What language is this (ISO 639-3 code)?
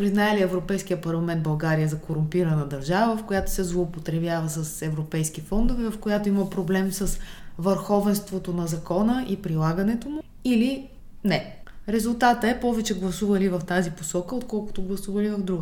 bul